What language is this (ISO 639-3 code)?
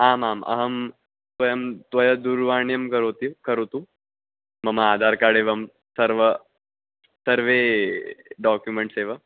san